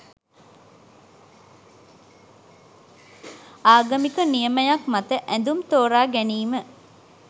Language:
Sinhala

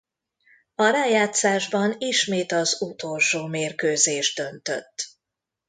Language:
Hungarian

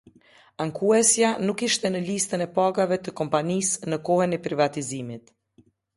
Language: Albanian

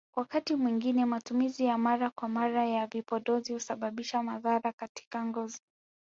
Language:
Swahili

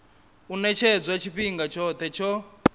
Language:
Venda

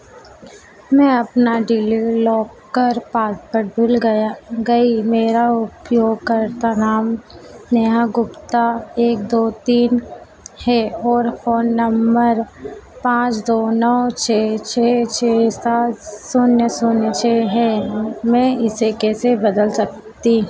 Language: Hindi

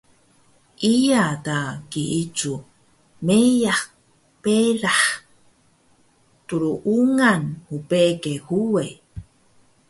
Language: Taroko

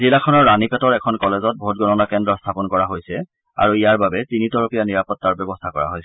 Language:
Assamese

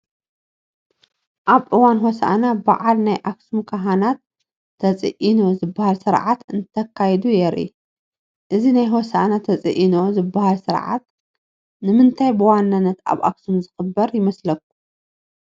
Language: Tigrinya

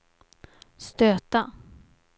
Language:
Swedish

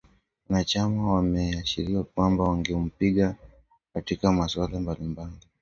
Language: Swahili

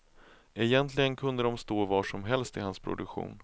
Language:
Swedish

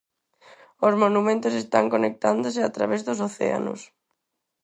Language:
Galician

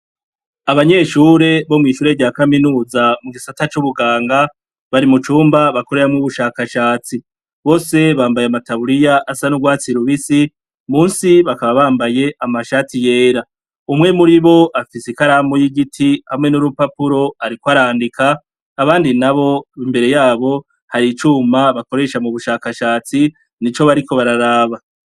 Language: Rundi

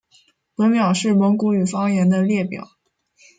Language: Chinese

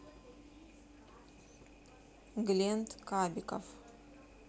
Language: Russian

